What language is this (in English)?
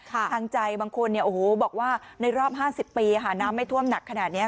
Thai